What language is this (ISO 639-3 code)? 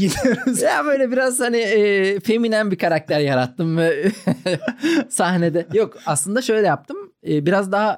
tur